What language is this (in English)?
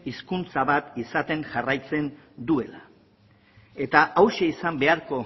Basque